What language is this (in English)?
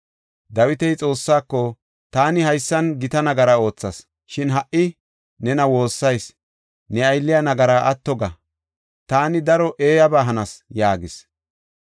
Gofa